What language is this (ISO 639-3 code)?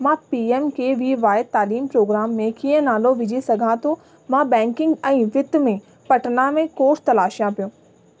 snd